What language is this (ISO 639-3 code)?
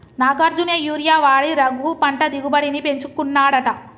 tel